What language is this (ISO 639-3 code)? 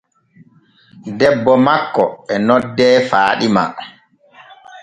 fue